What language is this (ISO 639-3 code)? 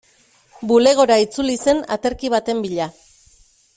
eus